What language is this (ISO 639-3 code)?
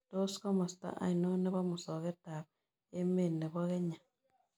kln